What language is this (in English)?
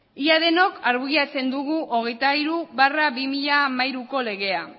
Basque